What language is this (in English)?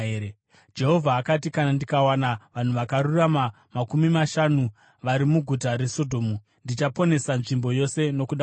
Shona